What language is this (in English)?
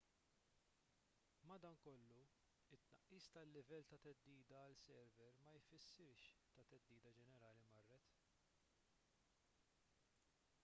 Maltese